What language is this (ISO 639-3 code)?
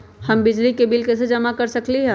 mag